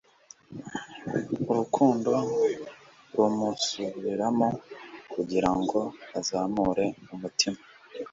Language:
Kinyarwanda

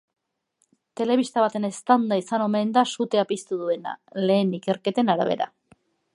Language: Basque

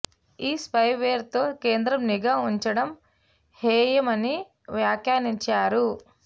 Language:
Telugu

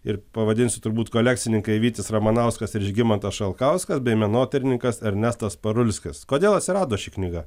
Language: Lithuanian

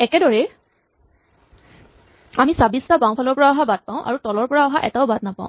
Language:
Assamese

